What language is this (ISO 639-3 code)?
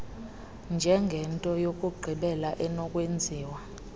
xho